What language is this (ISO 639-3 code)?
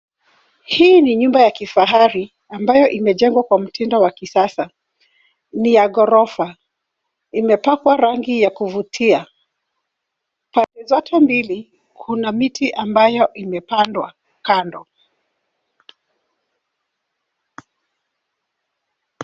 swa